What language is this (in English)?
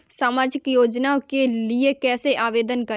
Hindi